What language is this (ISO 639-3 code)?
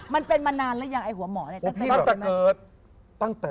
tha